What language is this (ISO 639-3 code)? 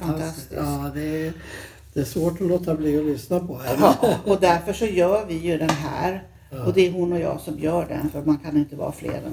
swe